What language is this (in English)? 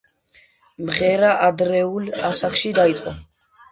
Georgian